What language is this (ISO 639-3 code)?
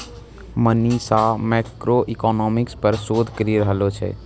mai